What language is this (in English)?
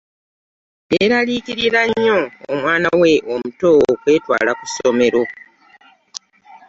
Ganda